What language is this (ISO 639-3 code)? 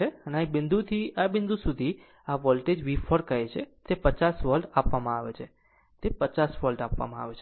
guj